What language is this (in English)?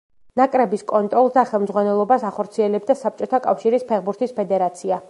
Georgian